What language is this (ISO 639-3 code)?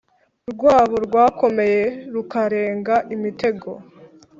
kin